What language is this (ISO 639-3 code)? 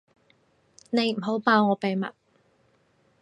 yue